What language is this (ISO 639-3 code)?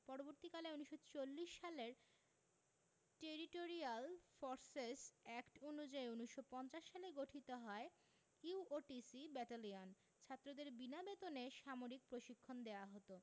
ben